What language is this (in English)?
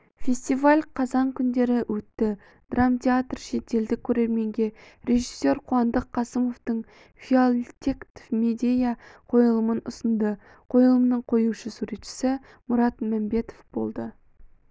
Kazakh